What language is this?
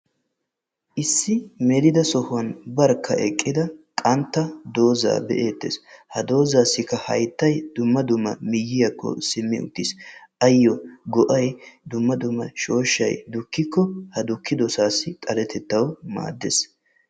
Wolaytta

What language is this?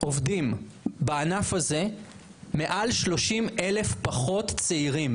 Hebrew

